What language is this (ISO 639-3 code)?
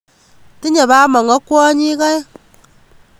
kln